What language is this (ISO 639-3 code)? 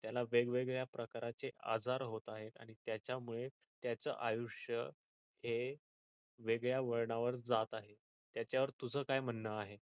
mar